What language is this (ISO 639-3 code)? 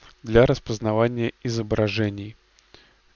rus